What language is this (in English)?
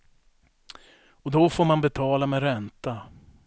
Swedish